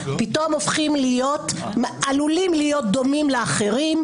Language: Hebrew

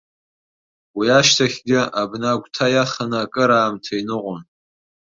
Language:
Abkhazian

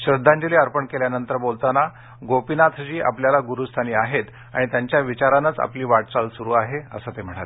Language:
Marathi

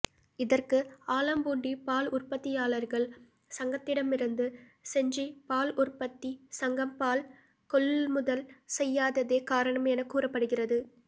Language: Tamil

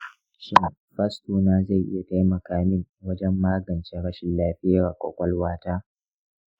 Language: Hausa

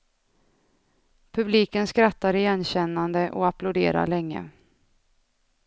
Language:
Swedish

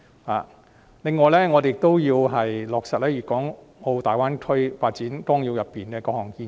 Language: Cantonese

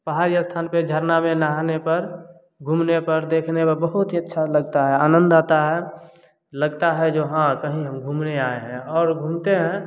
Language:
Hindi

